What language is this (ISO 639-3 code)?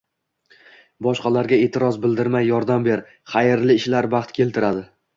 uzb